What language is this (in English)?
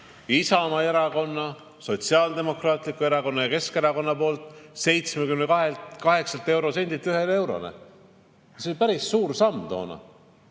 Estonian